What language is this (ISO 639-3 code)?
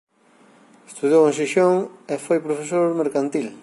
glg